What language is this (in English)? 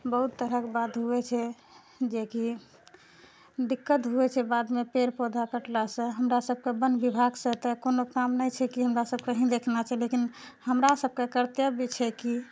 Maithili